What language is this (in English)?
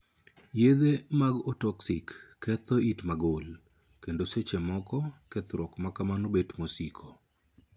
Luo (Kenya and Tanzania)